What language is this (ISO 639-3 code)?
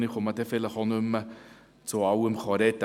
gsw